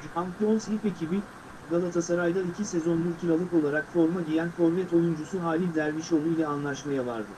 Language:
Turkish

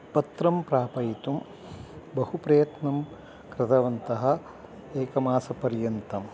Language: Sanskrit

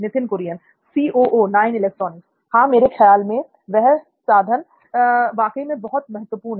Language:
Hindi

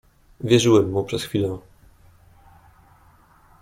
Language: Polish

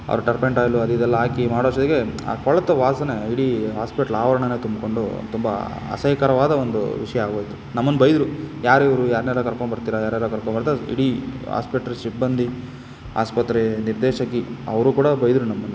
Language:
Kannada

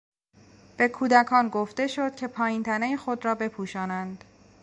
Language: Persian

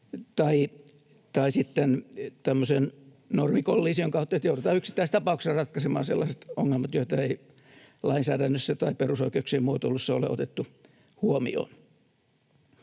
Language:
Finnish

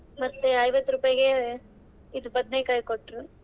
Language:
Kannada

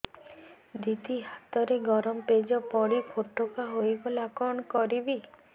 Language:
Odia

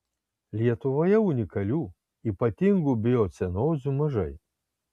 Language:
Lithuanian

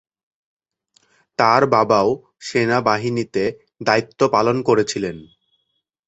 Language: Bangla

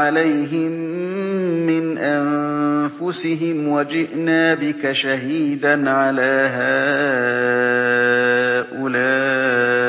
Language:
Arabic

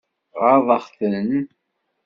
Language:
Kabyle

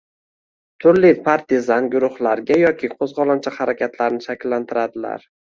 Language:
Uzbek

